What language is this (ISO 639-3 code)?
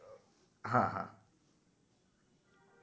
guj